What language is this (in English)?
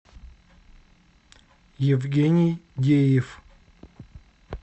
Russian